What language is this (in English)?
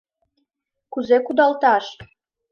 Mari